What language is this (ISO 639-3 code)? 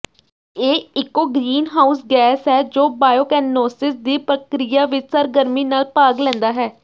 pan